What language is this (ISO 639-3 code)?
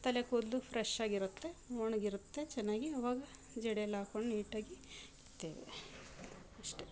kan